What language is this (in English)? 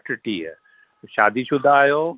Sindhi